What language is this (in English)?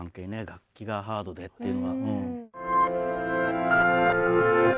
Japanese